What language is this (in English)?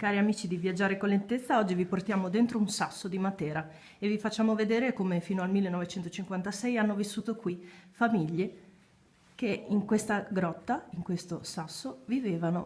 Italian